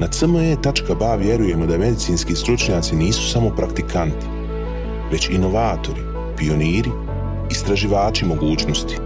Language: Croatian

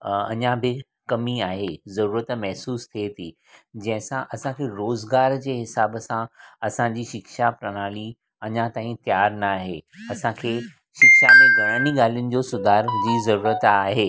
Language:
Sindhi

